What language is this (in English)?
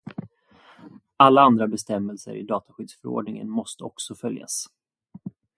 Swedish